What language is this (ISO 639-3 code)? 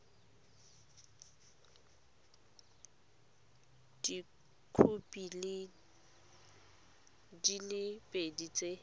tsn